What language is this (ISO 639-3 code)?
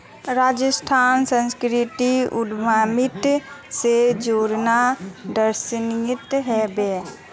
mag